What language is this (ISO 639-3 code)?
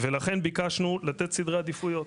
heb